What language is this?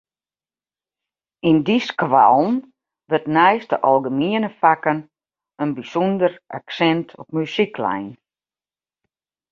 Western Frisian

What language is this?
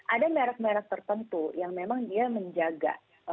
Indonesian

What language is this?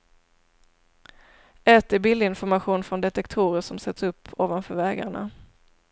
Swedish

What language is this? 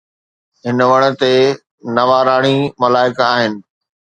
Sindhi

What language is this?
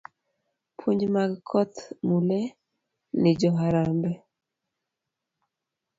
Luo (Kenya and Tanzania)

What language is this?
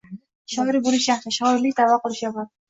Uzbek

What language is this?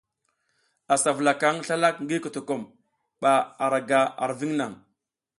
South Giziga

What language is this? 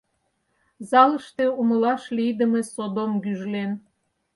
Mari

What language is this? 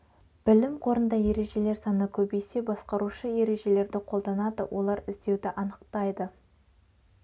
Kazakh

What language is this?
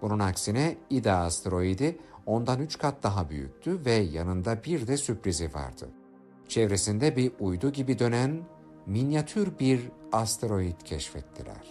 Turkish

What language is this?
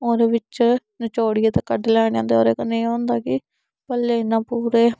Dogri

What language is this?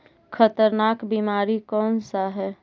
Magahi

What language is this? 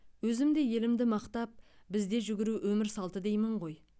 Kazakh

